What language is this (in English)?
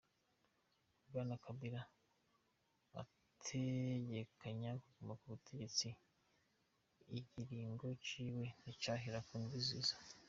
Kinyarwanda